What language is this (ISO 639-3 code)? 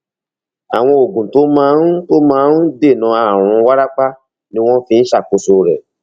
yor